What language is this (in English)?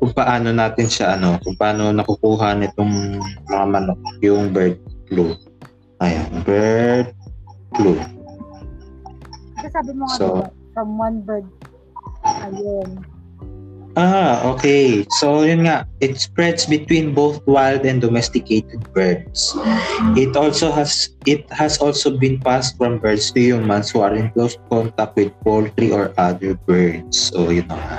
Filipino